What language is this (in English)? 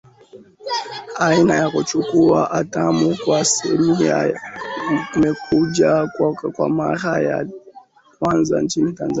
Swahili